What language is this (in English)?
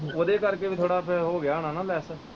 Punjabi